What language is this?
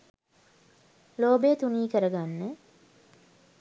Sinhala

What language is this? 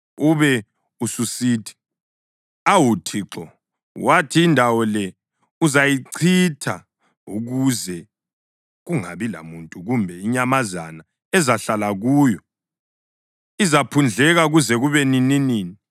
North Ndebele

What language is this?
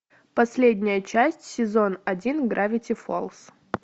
Russian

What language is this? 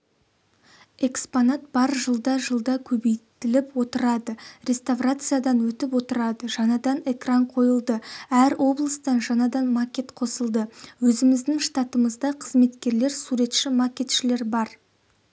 Kazakh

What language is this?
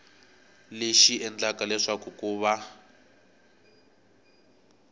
Tsonga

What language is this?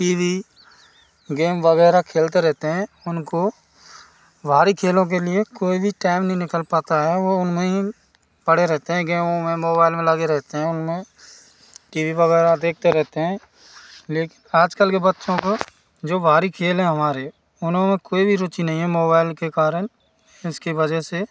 Hindi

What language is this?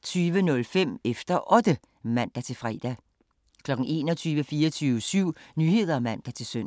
Danish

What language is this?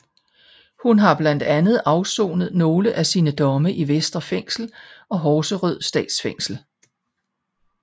Danish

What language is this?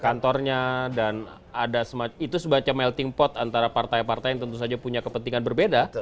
Indonesian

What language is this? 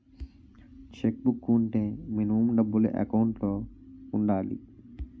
Telugu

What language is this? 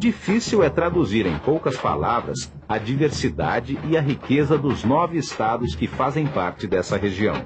Portuguese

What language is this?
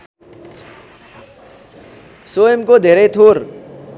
Nepali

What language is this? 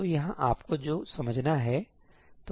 Hindi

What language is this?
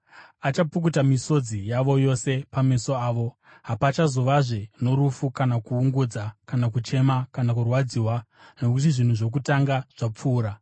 Shona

